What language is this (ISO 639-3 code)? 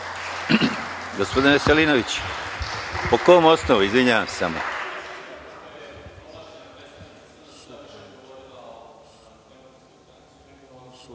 srp